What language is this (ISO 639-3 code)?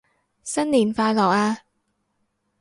yue